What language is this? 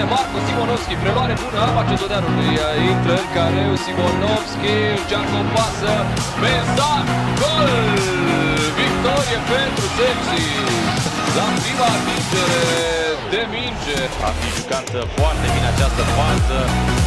Romanian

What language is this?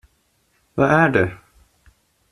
Swedish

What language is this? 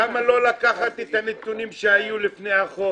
Hebrew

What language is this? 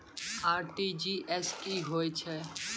Maithili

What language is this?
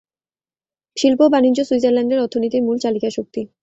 Bangla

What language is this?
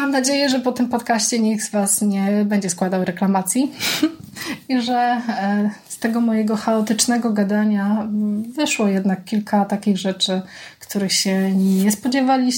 Polish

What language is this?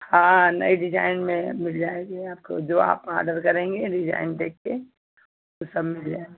Hindi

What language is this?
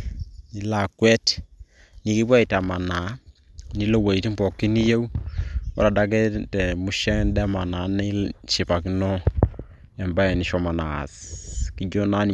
Masai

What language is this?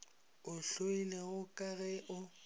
Northern Sotho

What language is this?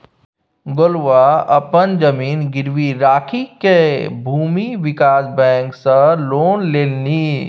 Maithili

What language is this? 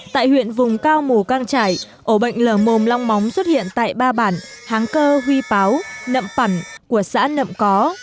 Vietnamese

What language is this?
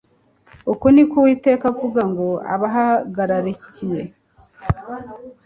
Kinyarwanda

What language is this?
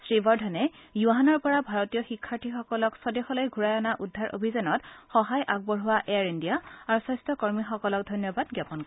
Assamese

